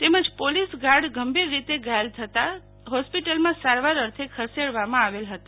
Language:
Gujarati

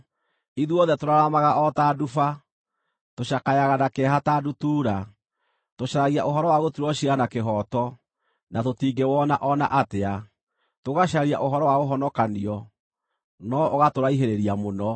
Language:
Kikuyu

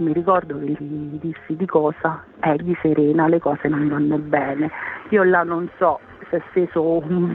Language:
Italian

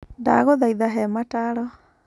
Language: Kikuyu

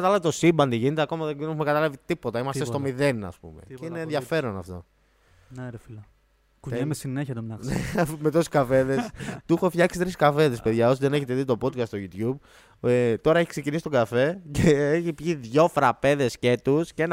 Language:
Greek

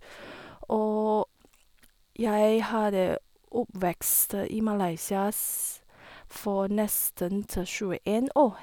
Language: Norwegian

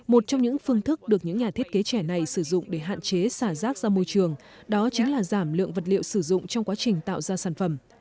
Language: Vietnamese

